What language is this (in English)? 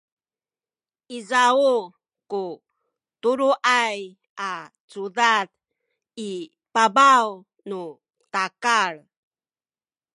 Sakizaya